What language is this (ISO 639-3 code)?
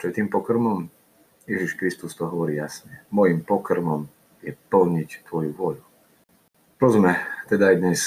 slk